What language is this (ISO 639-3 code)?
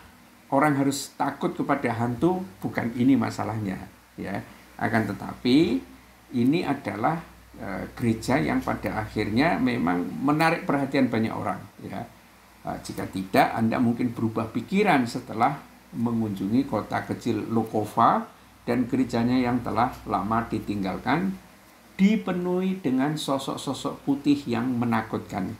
ind